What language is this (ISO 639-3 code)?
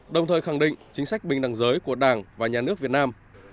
vie